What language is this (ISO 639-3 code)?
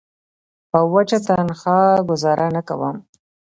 pus